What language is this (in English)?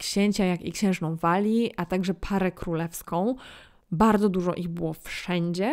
Polish